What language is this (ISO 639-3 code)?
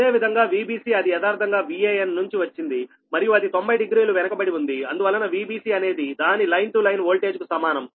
tel